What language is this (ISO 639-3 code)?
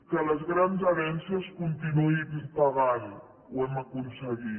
cat